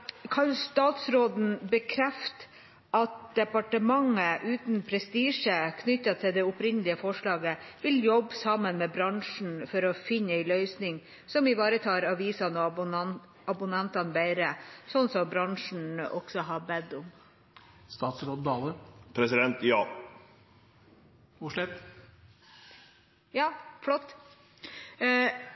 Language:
Norwegian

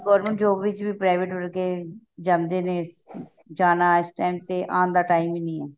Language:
Punjabi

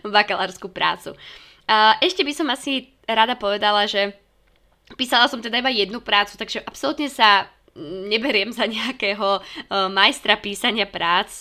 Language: Slovak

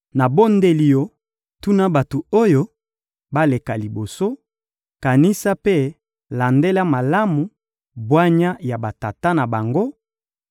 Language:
Lingala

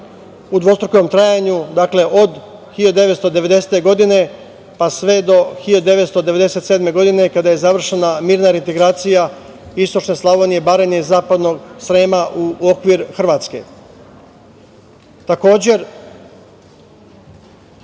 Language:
Serbian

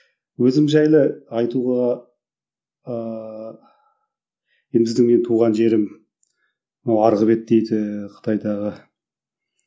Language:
Kazakh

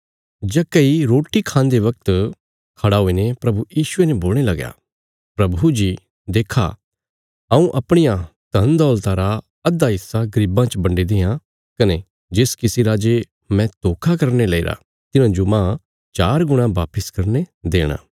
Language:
Bilaspuri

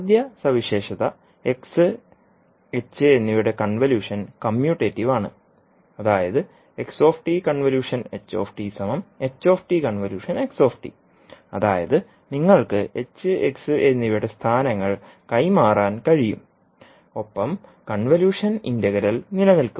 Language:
Malayalam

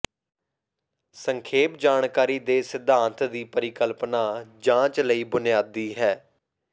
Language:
Punjabi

